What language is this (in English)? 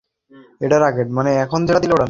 Bangla